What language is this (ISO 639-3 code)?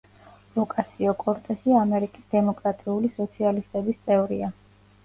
kat